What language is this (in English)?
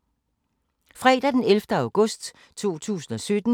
Danish